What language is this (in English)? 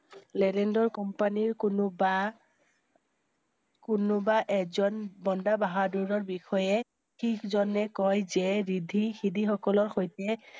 Assamese